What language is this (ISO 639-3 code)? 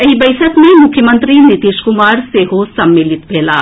mai